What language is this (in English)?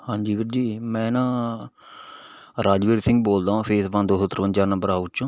Punjabi